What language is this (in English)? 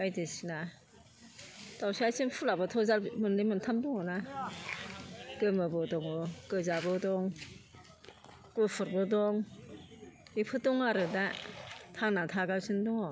Bodo